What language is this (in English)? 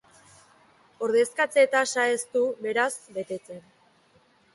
Basque